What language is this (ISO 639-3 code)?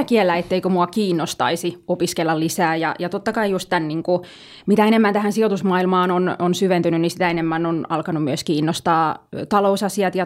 fin